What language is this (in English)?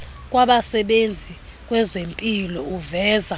Xhosa